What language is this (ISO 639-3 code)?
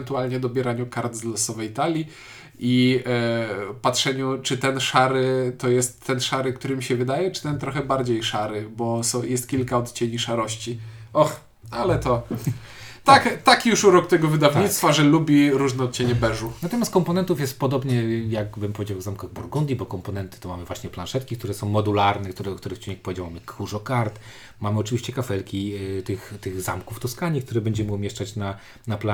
pol